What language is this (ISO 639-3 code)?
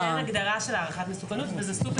heb